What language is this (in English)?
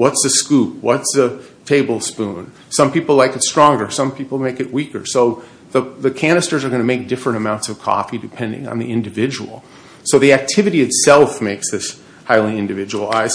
English